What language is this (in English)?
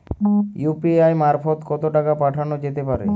Bangla